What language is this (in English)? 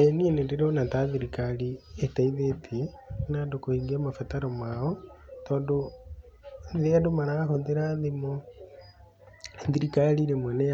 Kikuyu